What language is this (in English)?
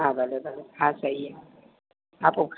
Sindhi